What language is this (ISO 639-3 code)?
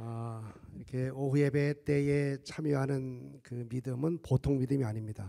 kor